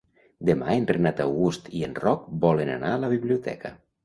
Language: Catalan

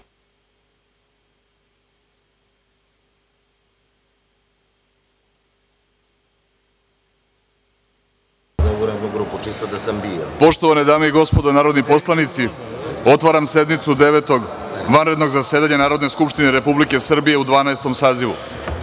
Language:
Serbian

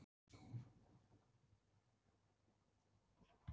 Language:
Icelandic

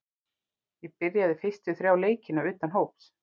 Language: Icelandic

